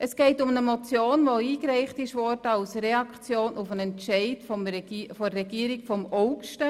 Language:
Swiss German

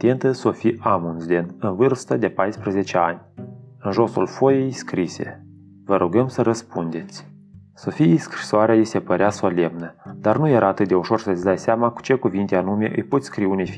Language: Romanian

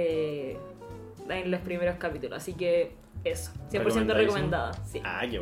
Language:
Spanish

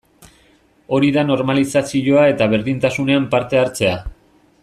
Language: Basque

